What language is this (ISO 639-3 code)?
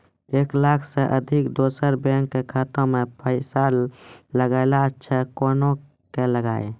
mai